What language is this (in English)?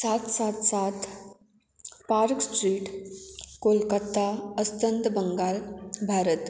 Konkani